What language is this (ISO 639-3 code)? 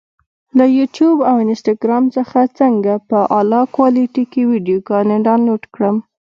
pus